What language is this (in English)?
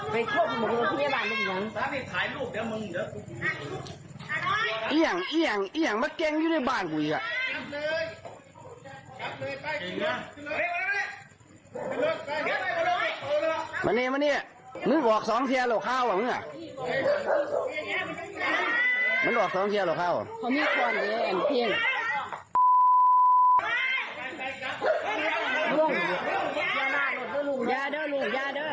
Thai